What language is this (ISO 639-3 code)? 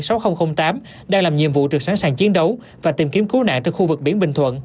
vie